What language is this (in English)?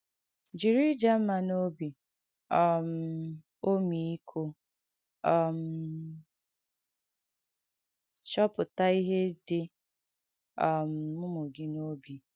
Igbo